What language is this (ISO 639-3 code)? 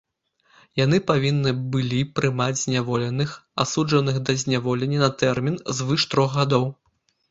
bel